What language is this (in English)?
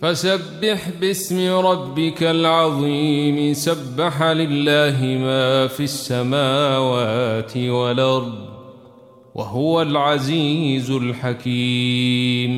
Arabic